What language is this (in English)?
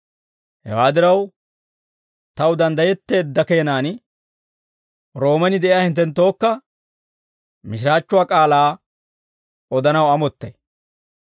Dawro